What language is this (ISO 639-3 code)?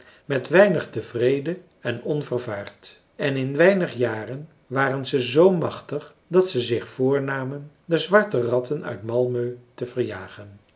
nld